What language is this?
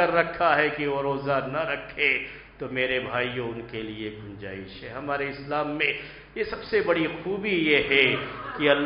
Arabic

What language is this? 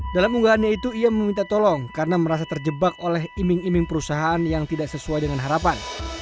Indonesian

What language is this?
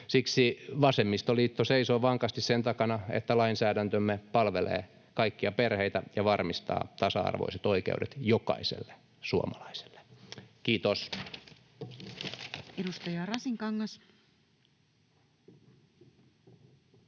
Finnish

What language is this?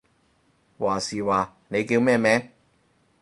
Cantonese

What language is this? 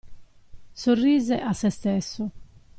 Italian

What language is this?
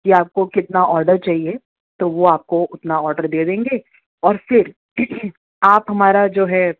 Urdu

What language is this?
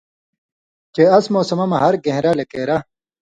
Indus Kohistani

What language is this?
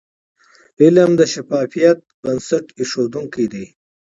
Pashto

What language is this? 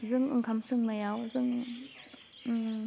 Bodo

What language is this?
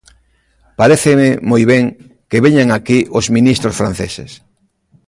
Galician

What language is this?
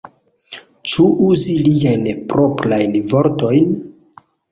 Esperanto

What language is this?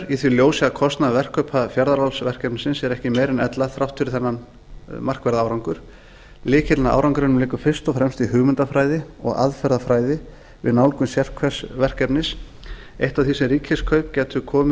Icelandic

